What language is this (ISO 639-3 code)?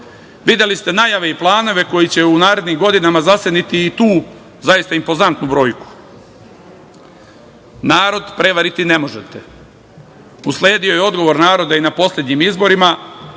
srp